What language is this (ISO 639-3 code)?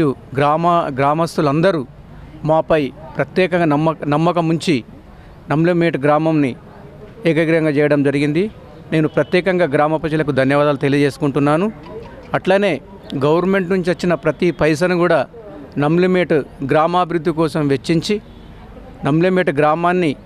hin